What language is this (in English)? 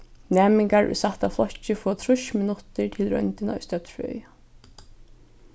Faroese